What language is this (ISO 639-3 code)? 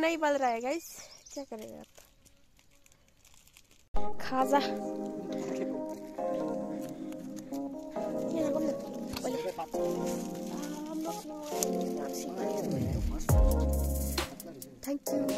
ind